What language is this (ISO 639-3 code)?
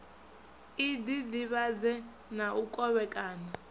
ven